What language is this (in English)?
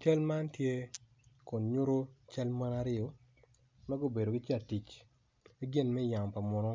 Acoli